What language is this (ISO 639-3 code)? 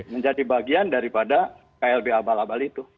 ind